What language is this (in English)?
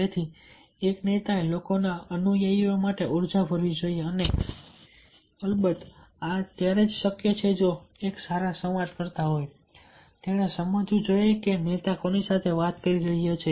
Gujarati